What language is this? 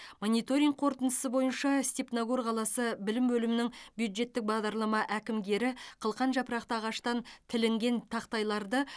Kazakh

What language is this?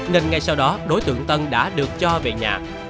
Vietnamese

